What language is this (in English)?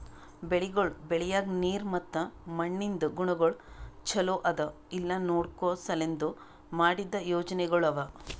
Kannada